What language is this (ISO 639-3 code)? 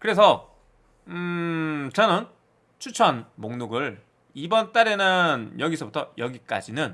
kor